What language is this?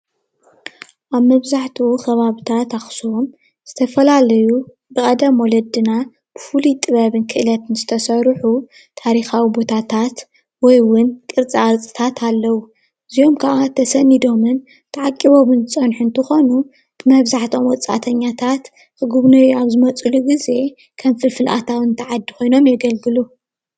Tigrinya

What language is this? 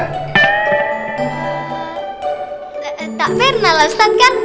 Indonesian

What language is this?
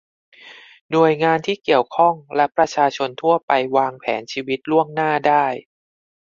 Thai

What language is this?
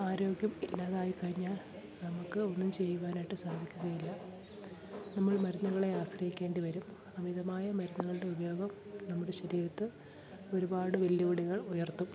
Malayalam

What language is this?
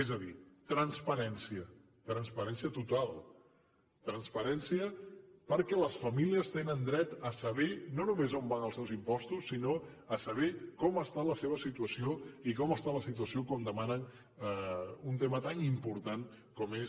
Catalan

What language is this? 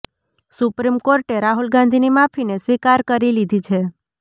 Gujarati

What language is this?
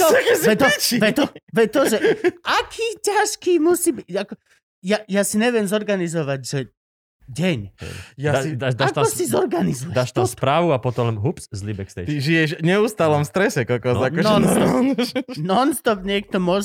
Slovak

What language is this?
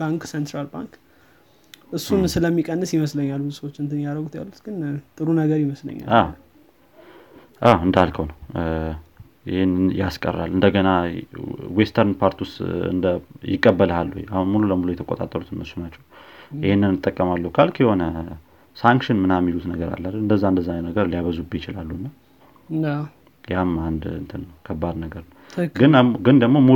Amharic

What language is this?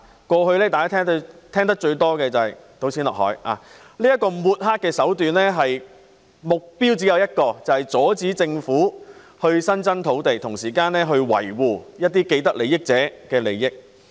Cantonese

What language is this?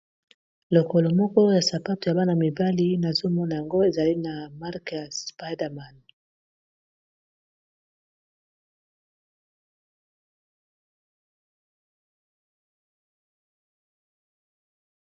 Lingala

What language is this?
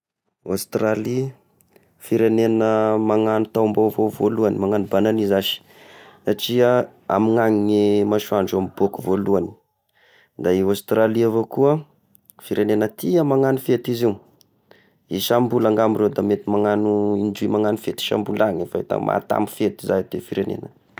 Tesaka Malagasy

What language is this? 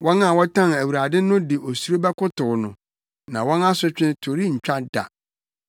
Akan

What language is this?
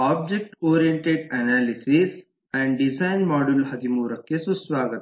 Kannada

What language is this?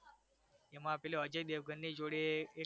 Gujarati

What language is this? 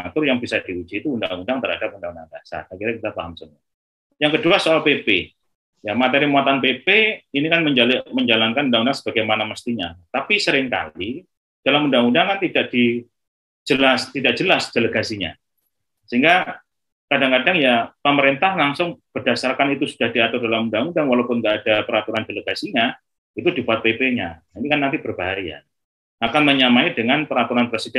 Indonesian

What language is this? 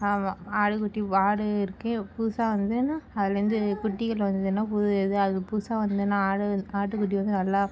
Tamil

